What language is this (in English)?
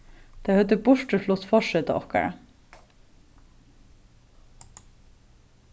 Faroese